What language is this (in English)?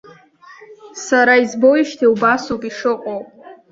Abkhazian